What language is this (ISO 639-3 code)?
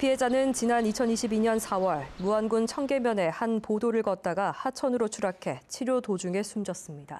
kor